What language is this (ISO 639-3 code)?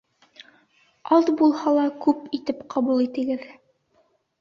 bak